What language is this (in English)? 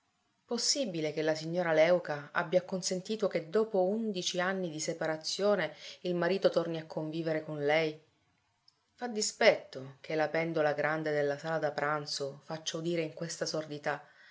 Italian